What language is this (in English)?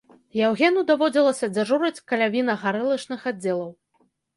Belarusian